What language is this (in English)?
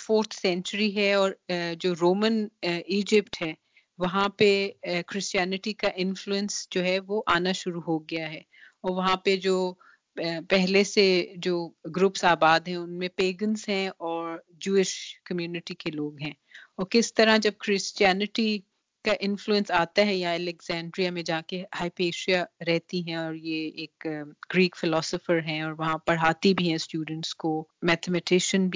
Urdu